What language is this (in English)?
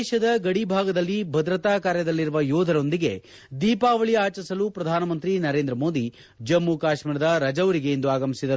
Kannada